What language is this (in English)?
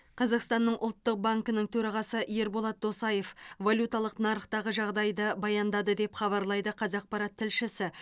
Kazakh